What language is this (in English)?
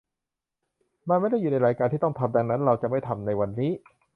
Thai